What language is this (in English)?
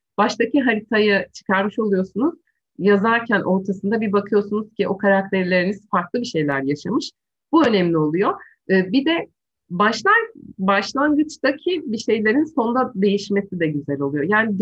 Turkish